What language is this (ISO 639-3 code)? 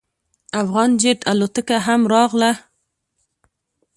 pus